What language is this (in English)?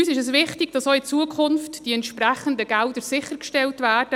Swiss German